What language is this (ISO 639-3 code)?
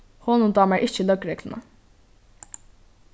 fao